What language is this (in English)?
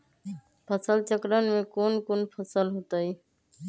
Magahi